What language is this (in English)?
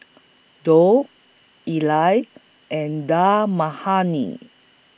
English